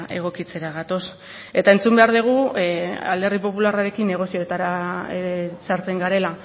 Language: Basque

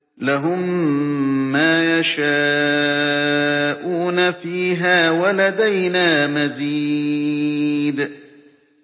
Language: Arabic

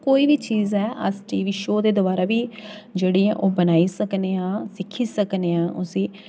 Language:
Dogri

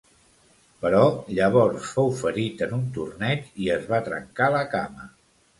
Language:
Catalan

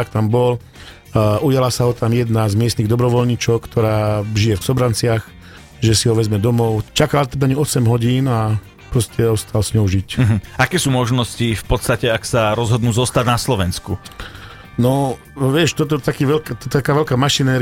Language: Slovak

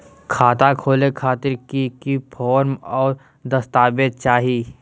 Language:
Magahi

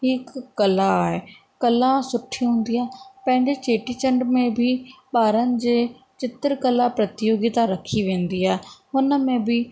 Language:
Sindhi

